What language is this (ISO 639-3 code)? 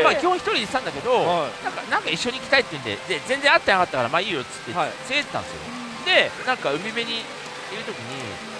jpn